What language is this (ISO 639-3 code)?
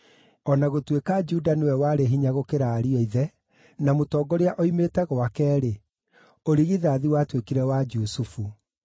kik